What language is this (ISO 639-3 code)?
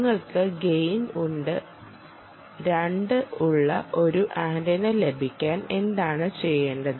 mal